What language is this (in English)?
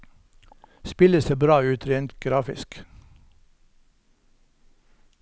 Norwegian